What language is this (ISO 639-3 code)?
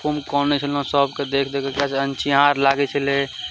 mai